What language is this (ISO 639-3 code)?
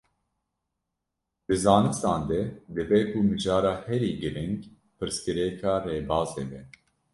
kur